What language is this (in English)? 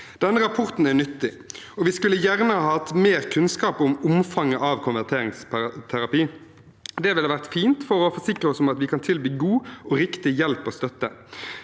Norwegian